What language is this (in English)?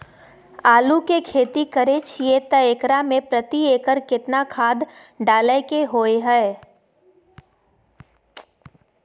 Maithili